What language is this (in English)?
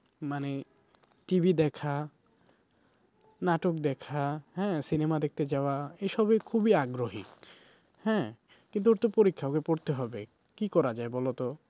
Bangla